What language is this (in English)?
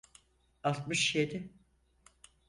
Turkish